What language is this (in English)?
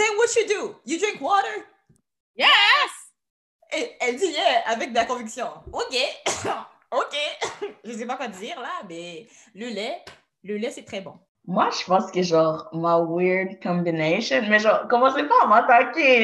French